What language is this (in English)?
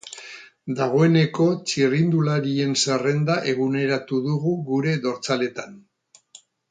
Basque